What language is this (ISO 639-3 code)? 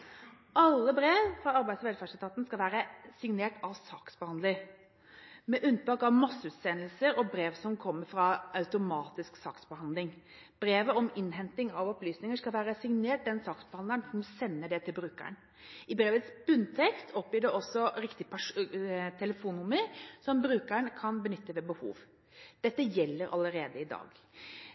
nob